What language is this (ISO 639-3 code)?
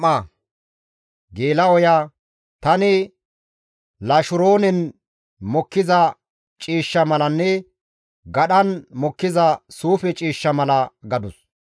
gmv